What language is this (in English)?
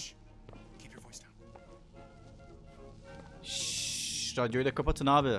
Turkish